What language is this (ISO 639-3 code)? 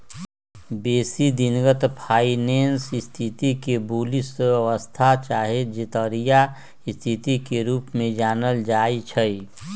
mag